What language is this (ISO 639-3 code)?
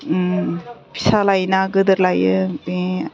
brx